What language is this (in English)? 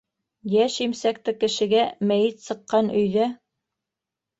Bashkir